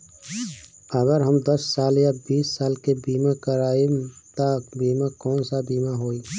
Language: Bhojpuri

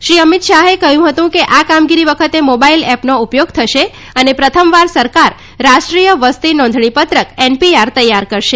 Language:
Gujarati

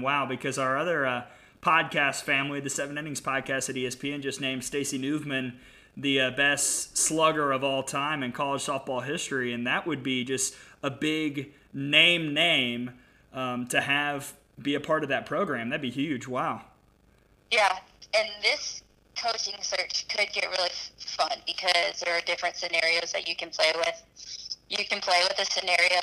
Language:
English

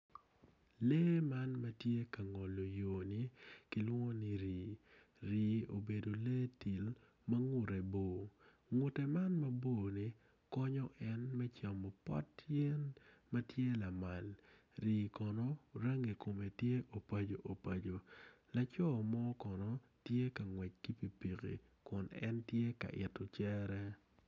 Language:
Acoli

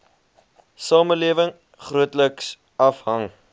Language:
Afrikaans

